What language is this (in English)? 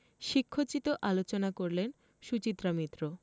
Bangla